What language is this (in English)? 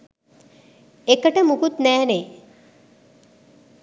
Sinhala